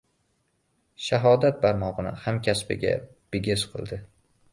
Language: Uzbek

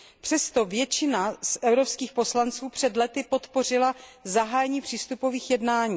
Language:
Czech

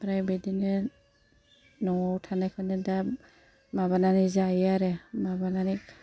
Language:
Bodo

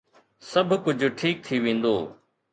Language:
Sindhi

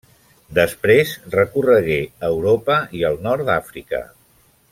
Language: Catalan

